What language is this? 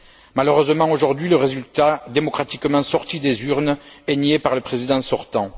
French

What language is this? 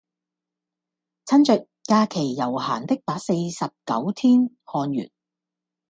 Cantonese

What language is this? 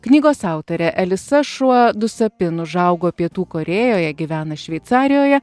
Lithuanian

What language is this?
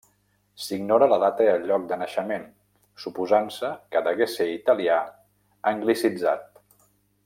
Catalan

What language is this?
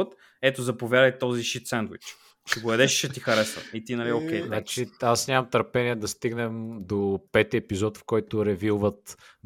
Bulgarian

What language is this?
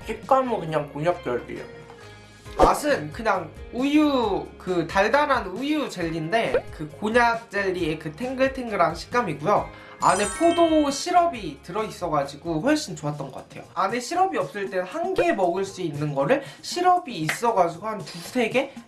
Korean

